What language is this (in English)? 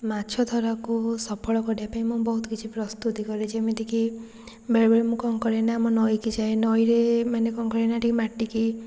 Odia